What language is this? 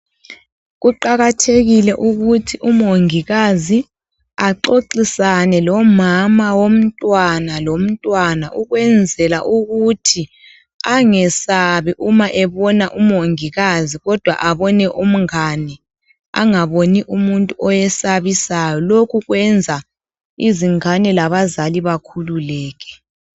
North Ndebele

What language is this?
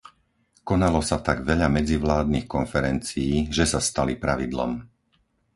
Slovak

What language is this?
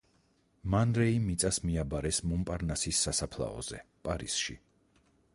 Georgian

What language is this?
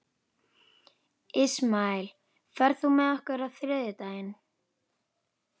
Icelandic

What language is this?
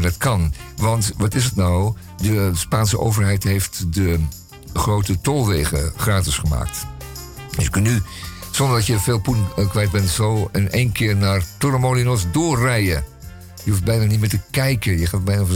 Dutch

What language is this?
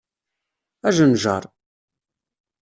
Kabyle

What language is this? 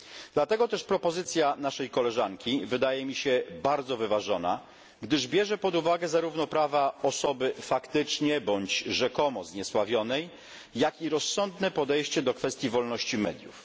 Polish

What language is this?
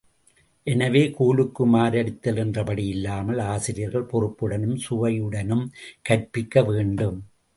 Tamil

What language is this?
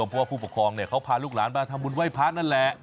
Thai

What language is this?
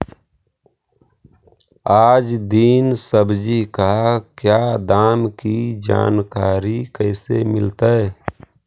Magahi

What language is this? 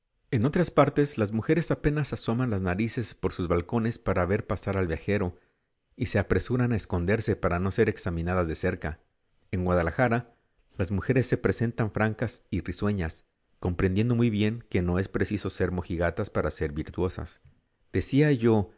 Spanish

